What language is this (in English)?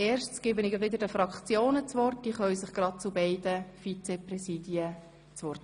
Swiss German